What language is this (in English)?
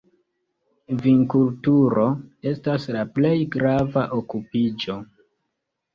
Esperanto